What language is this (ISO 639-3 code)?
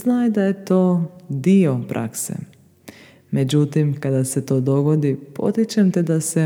hrv